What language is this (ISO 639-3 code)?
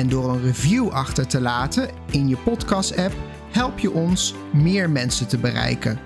nld